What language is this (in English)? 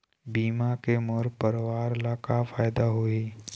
Chhattisgarhi